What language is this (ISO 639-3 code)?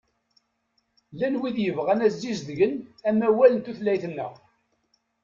kab